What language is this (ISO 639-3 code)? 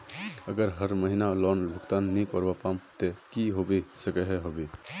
mag